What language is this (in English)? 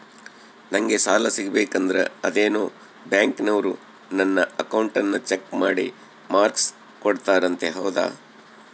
Kannada